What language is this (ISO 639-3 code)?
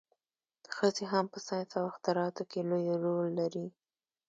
pus